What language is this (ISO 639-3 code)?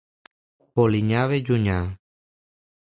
cat